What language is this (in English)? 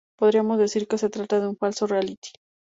Spanish